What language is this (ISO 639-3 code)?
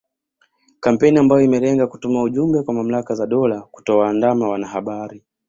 swa